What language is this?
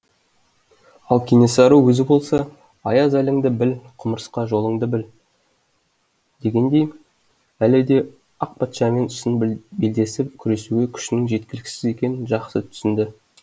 Kazakh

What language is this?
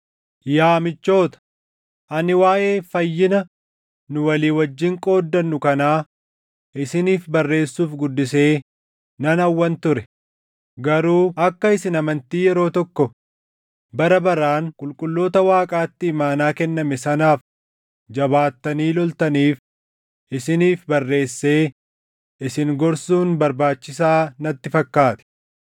Oromo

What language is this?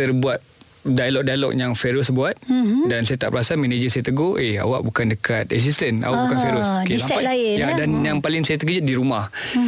Malay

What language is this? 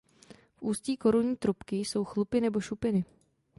Czech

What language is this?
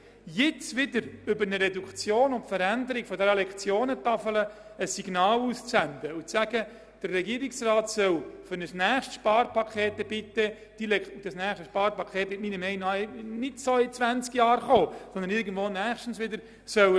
Swiss German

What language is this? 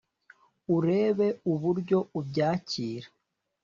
Kinyarwanda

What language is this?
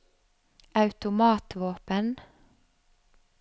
Norwegian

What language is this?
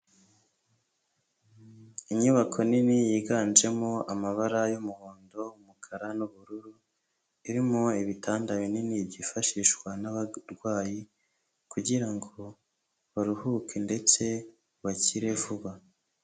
Kinyarwanda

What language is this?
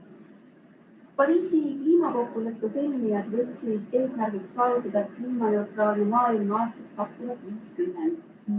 Estonian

